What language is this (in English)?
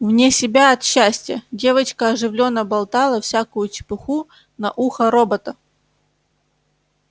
Russian